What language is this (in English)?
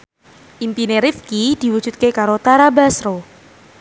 Javanese